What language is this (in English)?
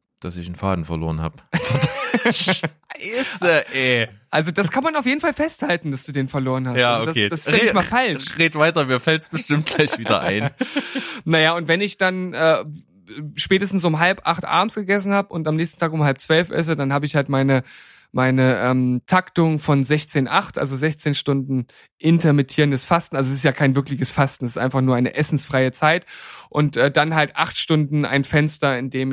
German